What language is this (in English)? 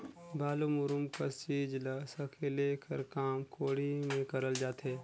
Chhattisgarhi